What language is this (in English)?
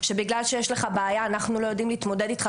Hebrew